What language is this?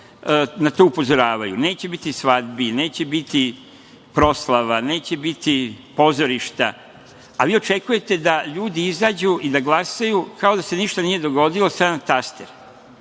Serbian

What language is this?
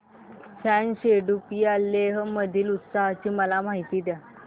Marathi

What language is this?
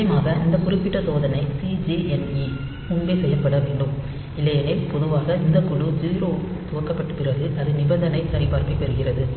Tamil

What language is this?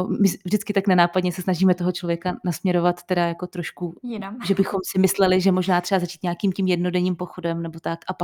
Czech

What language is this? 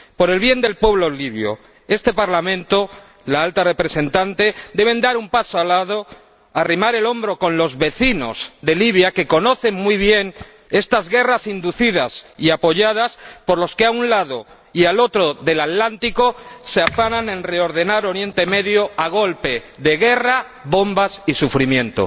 Spanish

